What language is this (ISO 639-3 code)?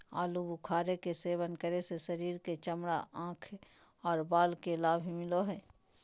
mag